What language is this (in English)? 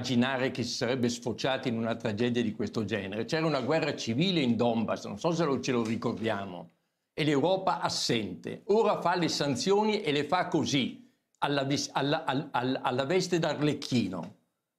Italian